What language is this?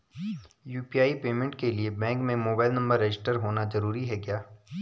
Hindi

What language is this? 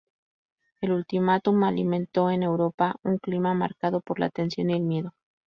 Spanish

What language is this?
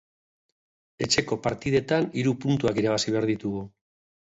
Basque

